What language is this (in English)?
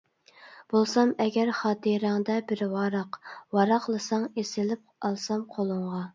Uyghur